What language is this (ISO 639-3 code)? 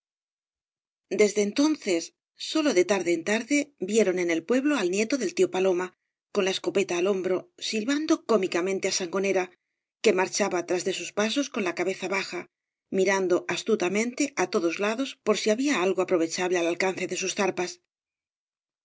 spa